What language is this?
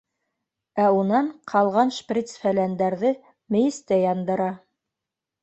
Bashkir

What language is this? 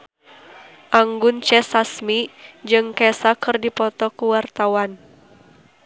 Sundanese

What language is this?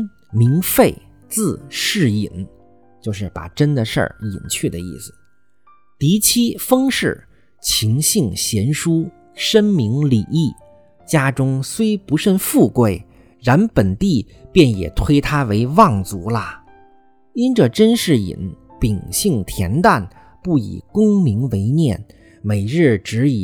Chinese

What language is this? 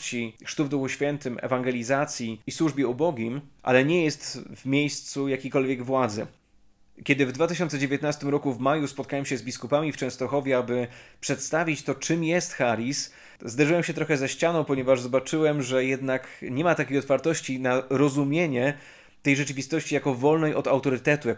Polish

